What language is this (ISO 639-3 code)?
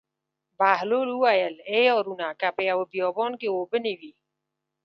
pus